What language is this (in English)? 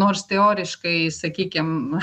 Lithuanian